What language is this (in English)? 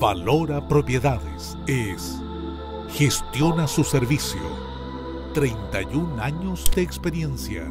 Spanish